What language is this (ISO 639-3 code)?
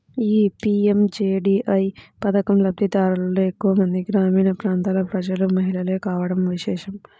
tel